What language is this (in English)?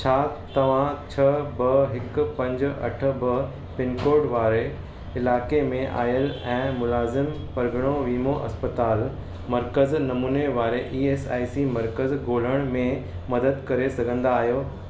Sindhi